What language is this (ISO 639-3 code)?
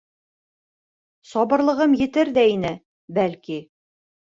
bak